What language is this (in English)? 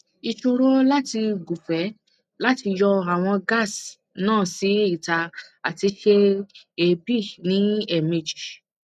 Yoruba